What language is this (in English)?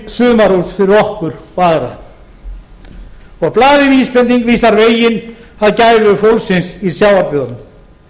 Icelandic